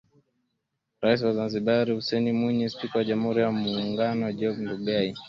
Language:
Swahili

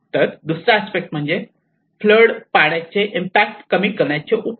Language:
Marathi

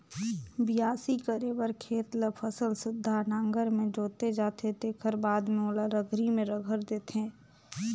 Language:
Chhattisgarhi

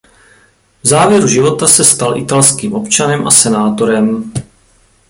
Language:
Czech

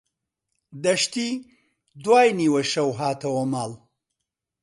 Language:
Central Kurdish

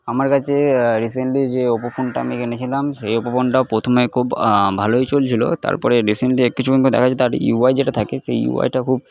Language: Bangla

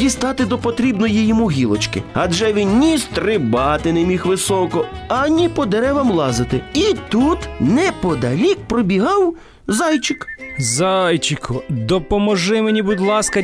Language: Ukrainian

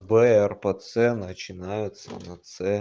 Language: Russian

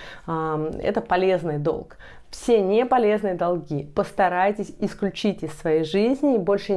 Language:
Russian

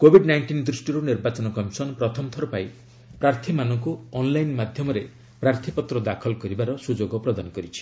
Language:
Odia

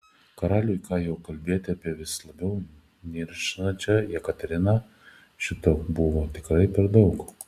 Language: Lithuanian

